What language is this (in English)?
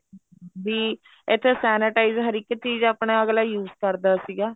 Punjabi